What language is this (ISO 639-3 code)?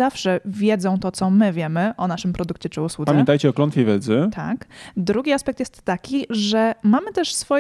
pol